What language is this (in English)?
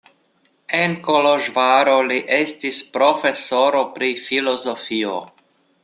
Esperanto